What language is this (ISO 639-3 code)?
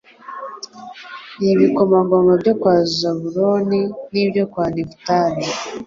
kin